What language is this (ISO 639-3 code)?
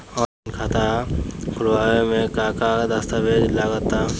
bho